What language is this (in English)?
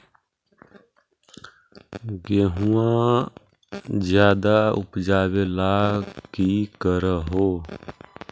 Magahi